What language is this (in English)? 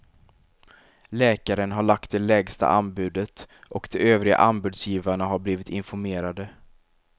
Swedish